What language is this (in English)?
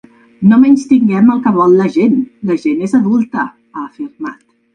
Catalan